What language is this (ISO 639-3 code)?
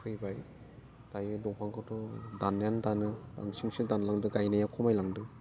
brx